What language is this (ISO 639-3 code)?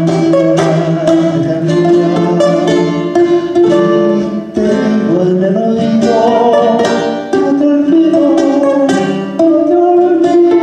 kor